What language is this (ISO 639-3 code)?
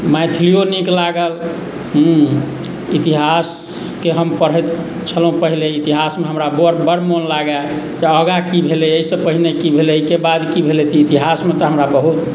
mai